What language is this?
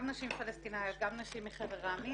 Hebrew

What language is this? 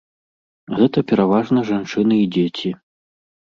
Belarusian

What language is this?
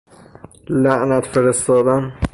Persian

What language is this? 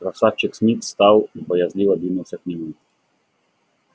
Russian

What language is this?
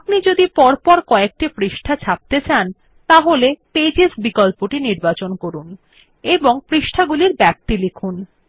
Bangla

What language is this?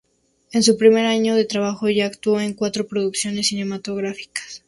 Spanish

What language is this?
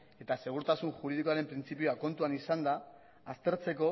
Basque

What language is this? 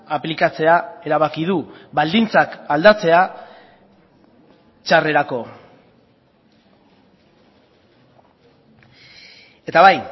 Basque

